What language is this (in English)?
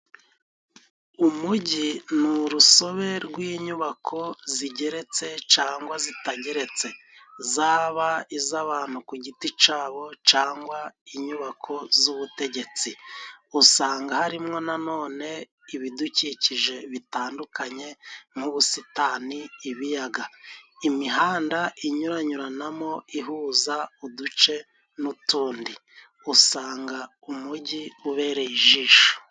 Kinyarwanda